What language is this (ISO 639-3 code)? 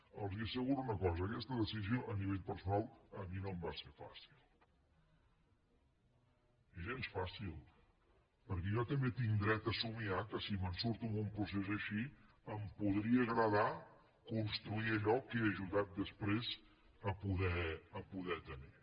cat